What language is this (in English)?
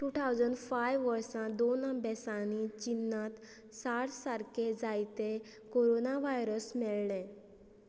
Konkani